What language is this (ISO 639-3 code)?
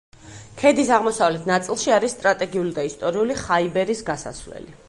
kat